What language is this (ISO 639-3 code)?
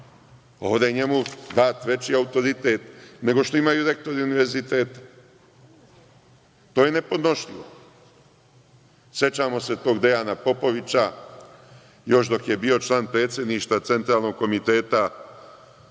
srp